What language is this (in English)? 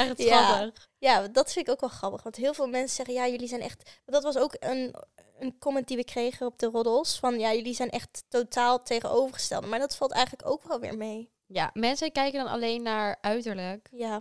Dutch